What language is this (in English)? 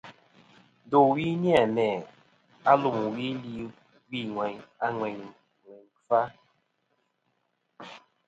Kom